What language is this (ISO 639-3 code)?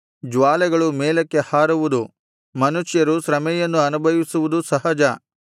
kan